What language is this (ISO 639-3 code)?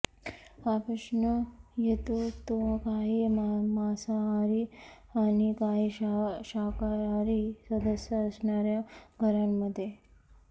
mar